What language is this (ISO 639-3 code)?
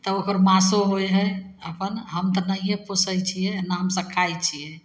mai